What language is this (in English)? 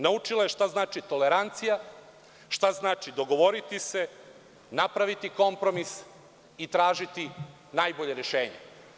Serbian